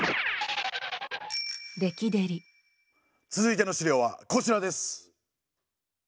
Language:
Japanese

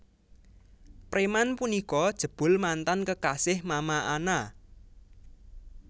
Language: Javanese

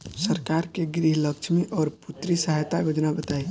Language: Bhojpuri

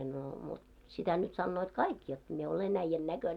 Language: Finnish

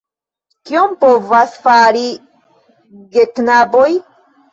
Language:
Esperanto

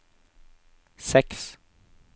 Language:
Norwegian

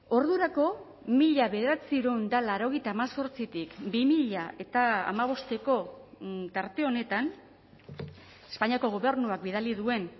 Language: Basque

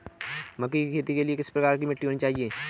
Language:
Hindi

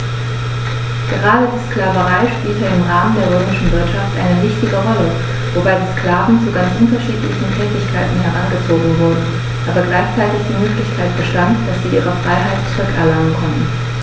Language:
German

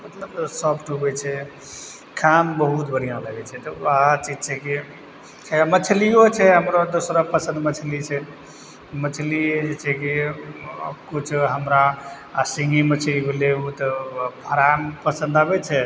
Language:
Maithili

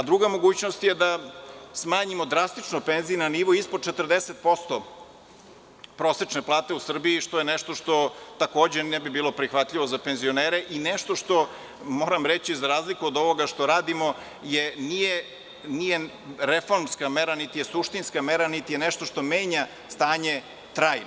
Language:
Serbian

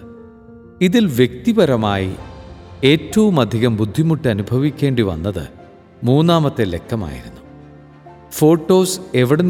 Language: Malayalam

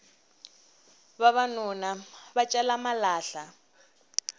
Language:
Tsonga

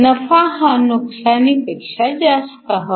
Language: Marathi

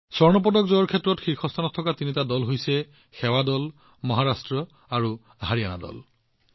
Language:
Assamese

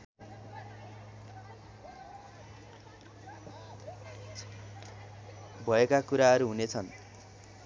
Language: Nepali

